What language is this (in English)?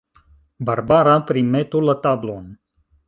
Esperanto